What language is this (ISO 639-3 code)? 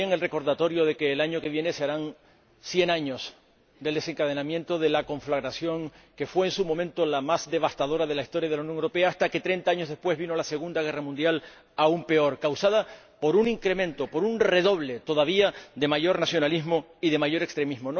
spa